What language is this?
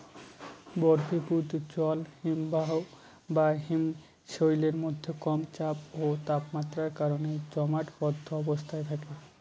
Bangla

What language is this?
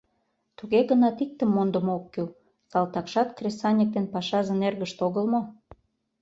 Mari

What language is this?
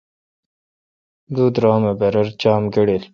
Kalkoti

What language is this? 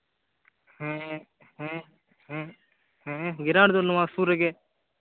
Santali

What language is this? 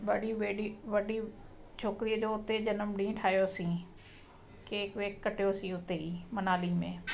Sindhi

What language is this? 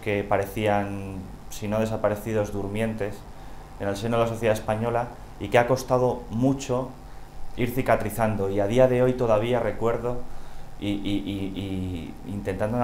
Spanish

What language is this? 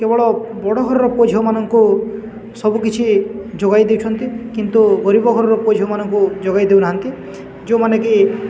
Odia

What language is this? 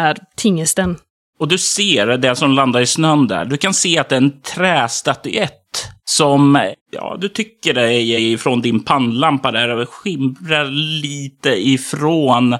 Swedish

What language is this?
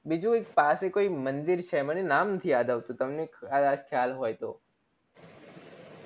Gujarati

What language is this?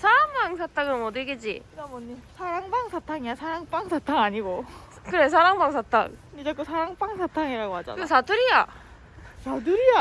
Korean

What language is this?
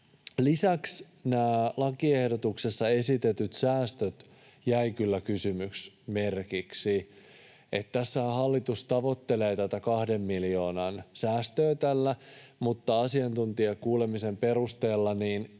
Finnish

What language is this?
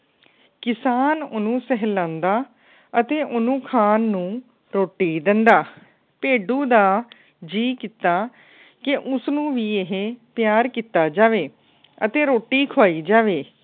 Punjabi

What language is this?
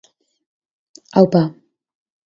Basque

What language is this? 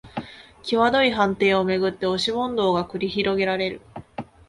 Japanese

